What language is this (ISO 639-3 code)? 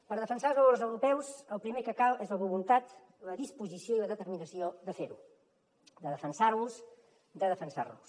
cat